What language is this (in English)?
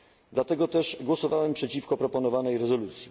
Polish